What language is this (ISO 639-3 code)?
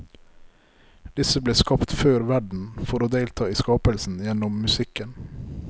nor